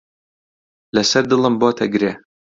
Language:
Central Kurdish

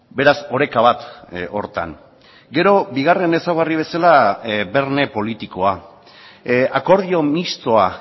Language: Basque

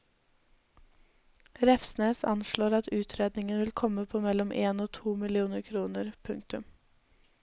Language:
Norwegian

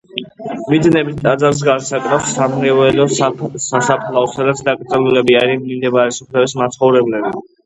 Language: Georgian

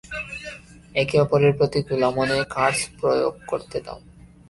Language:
Bangla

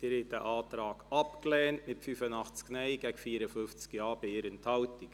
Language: Swiss German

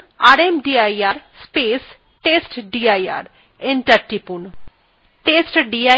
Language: Bangla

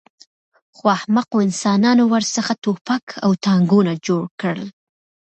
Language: Pashto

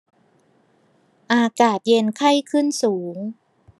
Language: Thai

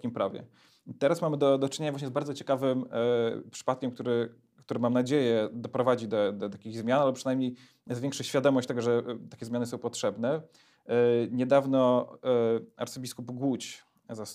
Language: Polish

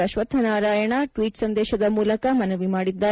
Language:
Kannada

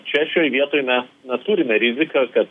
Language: Lithuanian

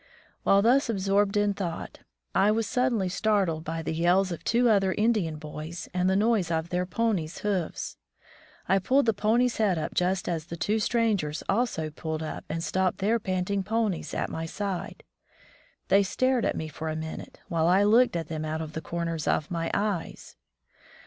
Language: English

